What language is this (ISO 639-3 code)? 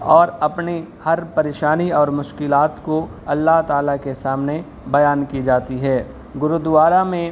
urd